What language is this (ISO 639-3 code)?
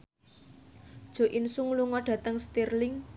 jav